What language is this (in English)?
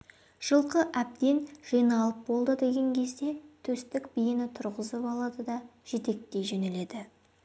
Kazakh